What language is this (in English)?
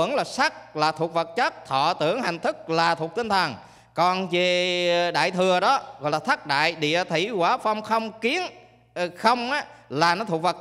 Vietnamese